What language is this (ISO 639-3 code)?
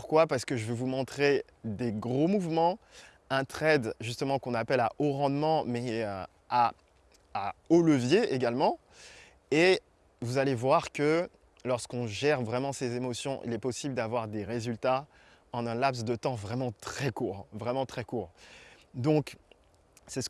fra